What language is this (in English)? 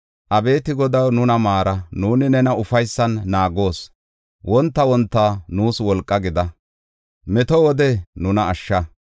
Gofa